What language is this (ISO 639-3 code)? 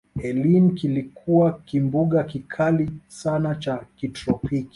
swa